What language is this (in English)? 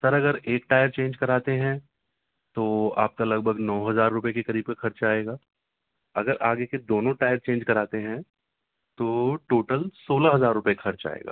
Urdu